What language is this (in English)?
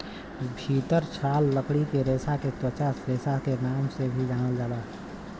Bhojpuri